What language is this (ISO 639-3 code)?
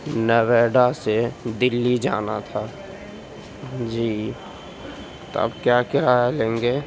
urd